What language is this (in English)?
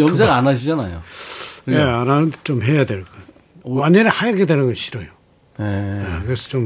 Korean